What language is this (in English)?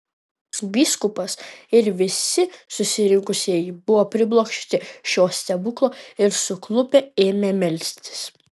Lithuanian